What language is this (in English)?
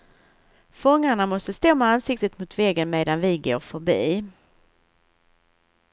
Swedish